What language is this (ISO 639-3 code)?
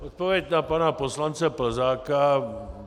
ces